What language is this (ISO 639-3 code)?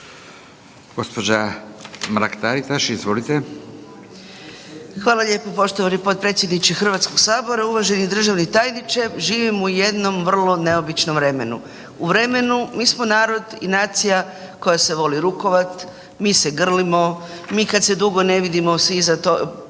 hrv